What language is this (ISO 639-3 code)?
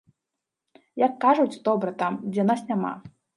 bel